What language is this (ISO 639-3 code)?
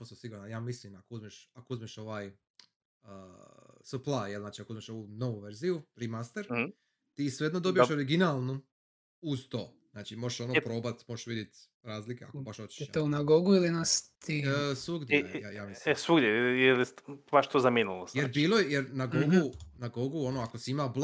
hrv